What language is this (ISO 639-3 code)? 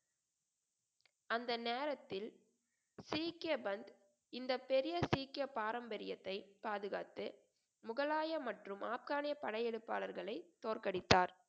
tam